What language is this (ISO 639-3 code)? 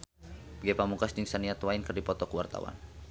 sun